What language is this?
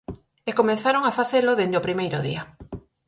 Galician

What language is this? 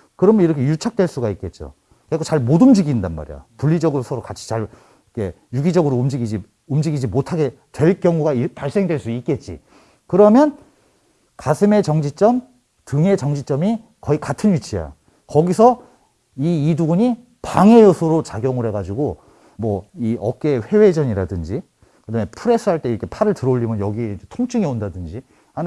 Korean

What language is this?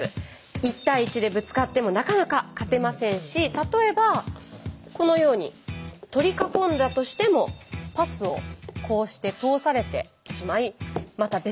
Japanese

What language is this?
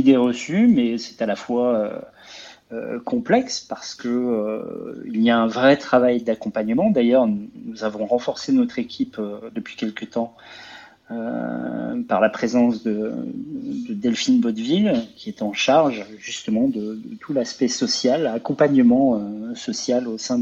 French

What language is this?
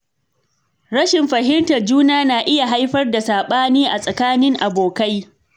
Hausa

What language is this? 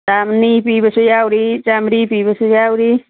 Manipuri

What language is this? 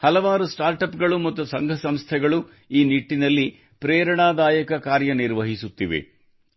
Kannada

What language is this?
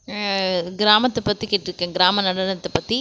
Tamil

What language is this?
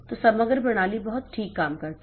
Hindi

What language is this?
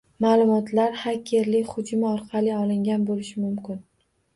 Uzbek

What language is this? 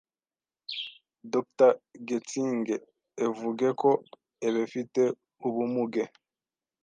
Kinyarwanda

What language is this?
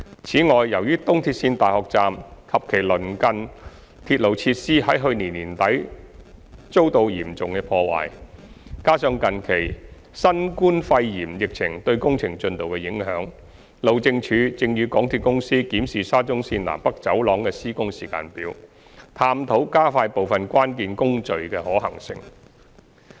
Cantonese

